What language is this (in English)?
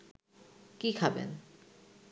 Bangla